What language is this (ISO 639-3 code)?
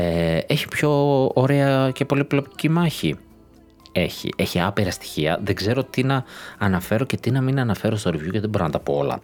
ell